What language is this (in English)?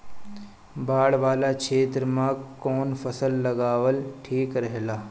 Bhojpuri